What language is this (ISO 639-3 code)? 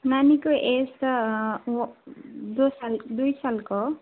nep